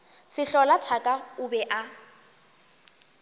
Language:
Northern Sotho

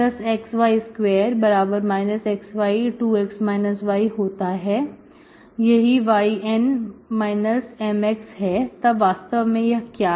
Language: Hindi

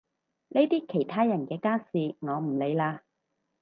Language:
Cantonese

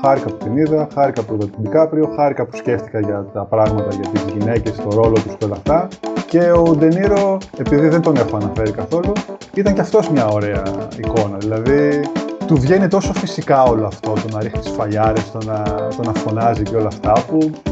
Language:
Greek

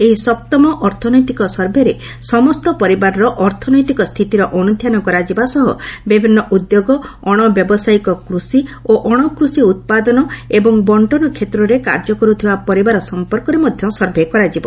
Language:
Odia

